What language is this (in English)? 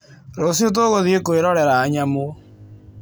Kikuyu